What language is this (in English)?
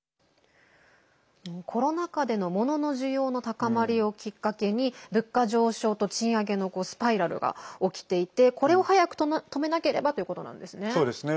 Japanese